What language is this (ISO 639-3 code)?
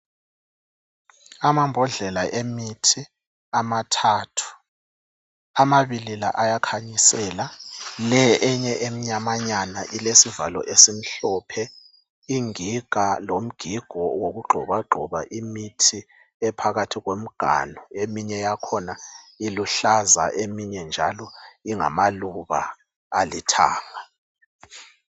nde